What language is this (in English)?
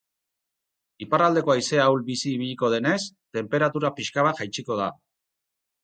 Basque